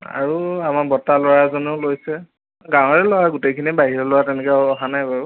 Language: Assamese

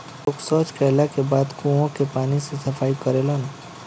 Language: Bhojpuri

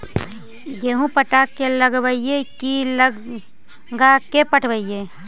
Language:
Magahi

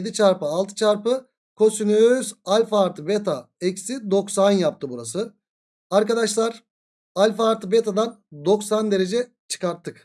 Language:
Turkish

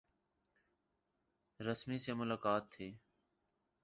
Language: Urdu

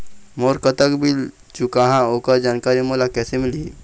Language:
Chhattisgarhi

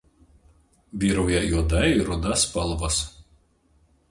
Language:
Lithuanian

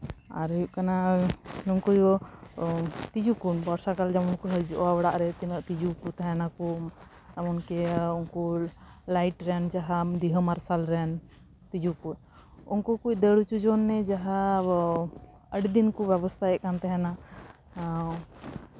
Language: Santali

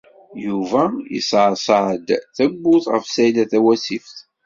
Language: Kabyle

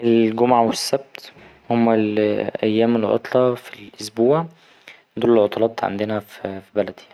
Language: Egyptian Arabic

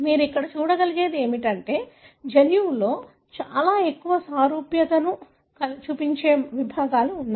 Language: Telugu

